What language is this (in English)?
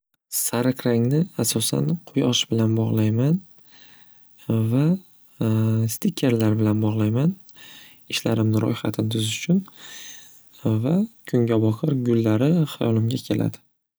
Uzbek